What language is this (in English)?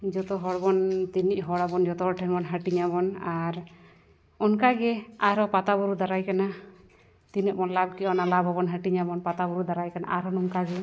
Santali